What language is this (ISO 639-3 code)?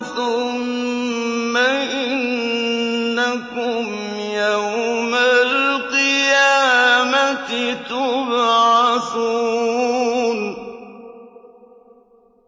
ara